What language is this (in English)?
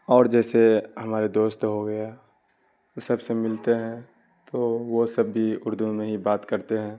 Urdu